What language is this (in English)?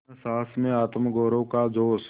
Hindi